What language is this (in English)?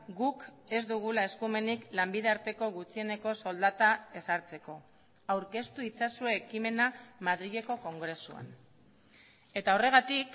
Basque